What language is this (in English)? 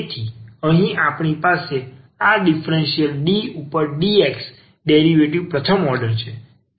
Gujarati